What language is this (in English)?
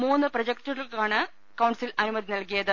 Malayalam